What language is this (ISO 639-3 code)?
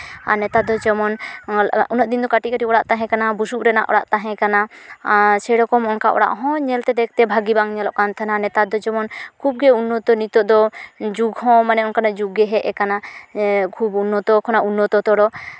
sat